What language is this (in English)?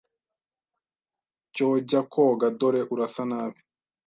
Kinyarwanda